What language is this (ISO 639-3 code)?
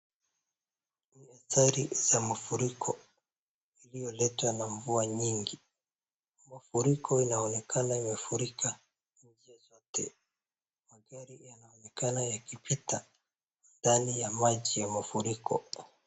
swa